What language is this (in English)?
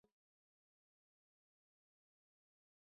Swahili